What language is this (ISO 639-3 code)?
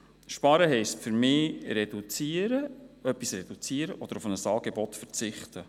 gsw